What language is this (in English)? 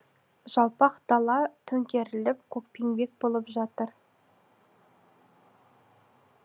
Kazakh